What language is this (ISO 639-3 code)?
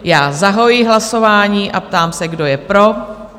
ces